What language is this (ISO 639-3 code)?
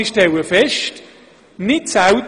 gsw